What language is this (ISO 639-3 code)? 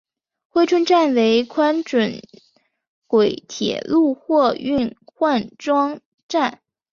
zho